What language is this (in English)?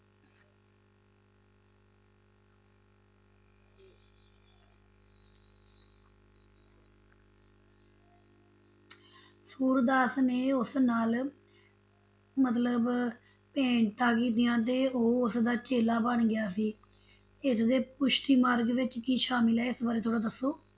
Punjabi